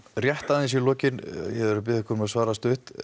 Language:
Icelandic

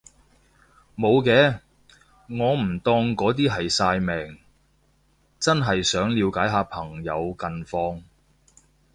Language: Cantonese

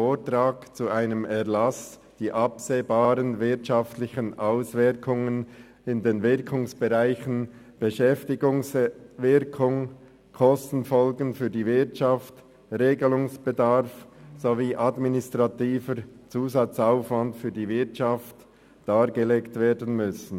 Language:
Swiss German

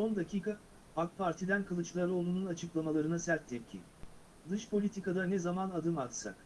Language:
Turkish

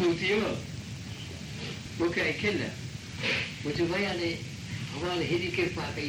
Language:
Hindi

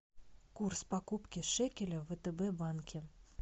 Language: Russian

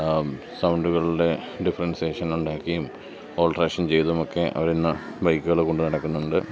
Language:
Malayalam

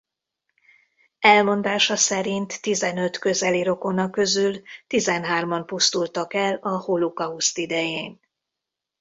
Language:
Hungarian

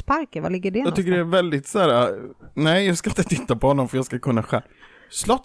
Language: Swedish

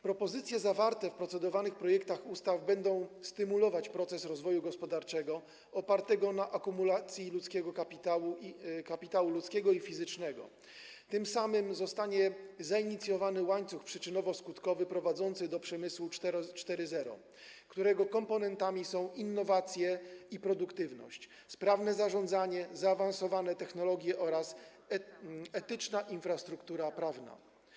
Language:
Polish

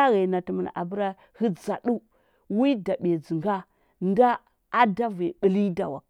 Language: Huba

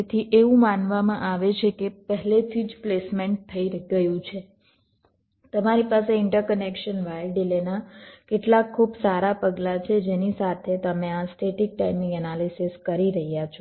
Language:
Gujarati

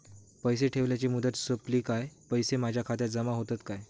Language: Marathi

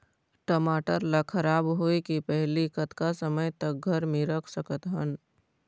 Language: Chhattisgarhi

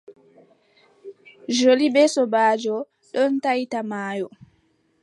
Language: Adamawa Fulfulde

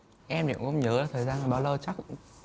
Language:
Vietnamese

